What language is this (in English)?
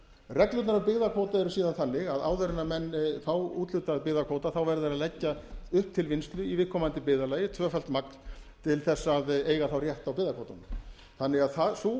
Icelandic